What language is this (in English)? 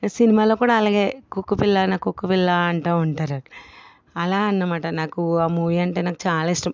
Telugu